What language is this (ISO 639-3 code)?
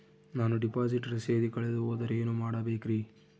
kan